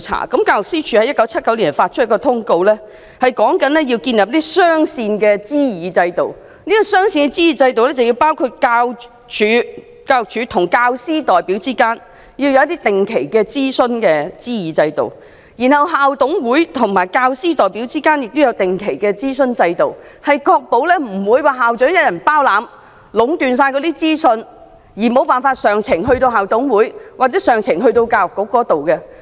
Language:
Cantonese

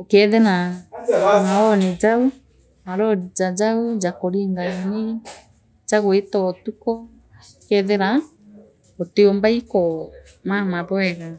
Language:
Meru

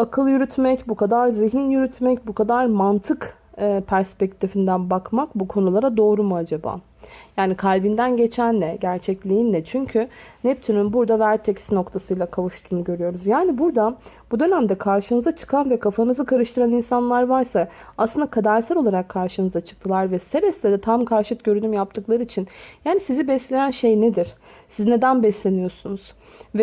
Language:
Turkish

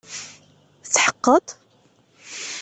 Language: Kabyle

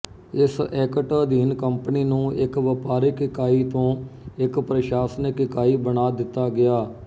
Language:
Punjabi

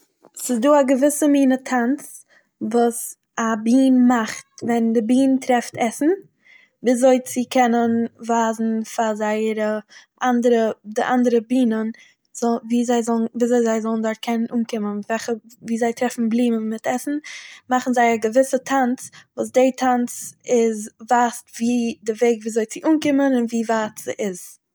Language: Yiddish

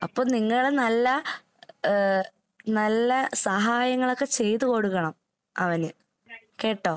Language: Malayalam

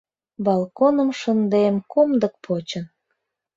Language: Mari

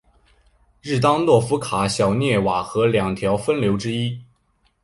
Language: Chinese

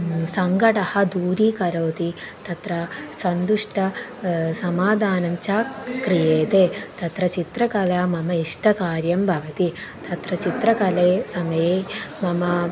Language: Sanskrit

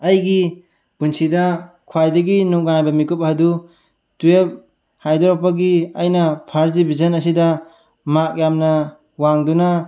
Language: Manipuri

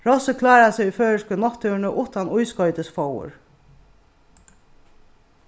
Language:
Faroese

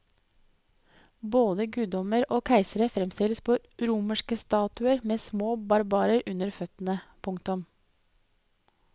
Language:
Norwegian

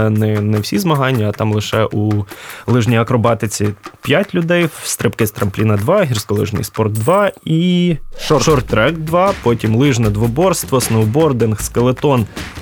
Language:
Ukrainian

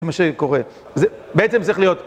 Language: Hebrew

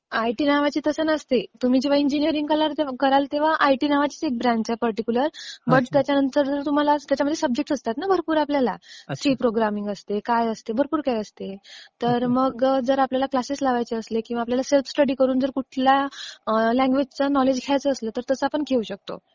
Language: Marathi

